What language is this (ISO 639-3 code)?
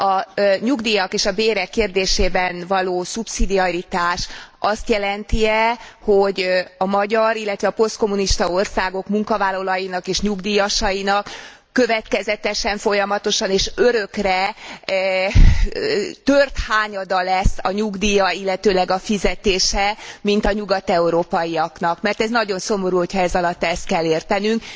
hun